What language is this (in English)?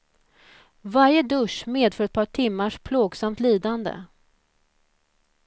Swedish